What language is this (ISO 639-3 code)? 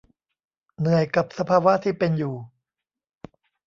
tha